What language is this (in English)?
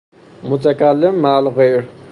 Persian